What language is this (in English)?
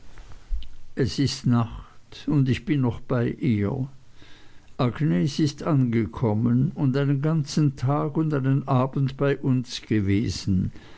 German